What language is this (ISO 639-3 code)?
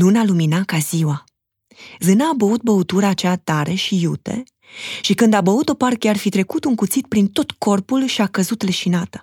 ron